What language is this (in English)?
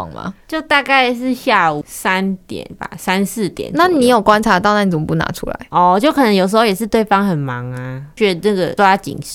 Chinese